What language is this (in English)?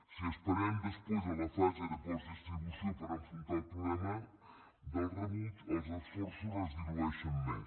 Catalan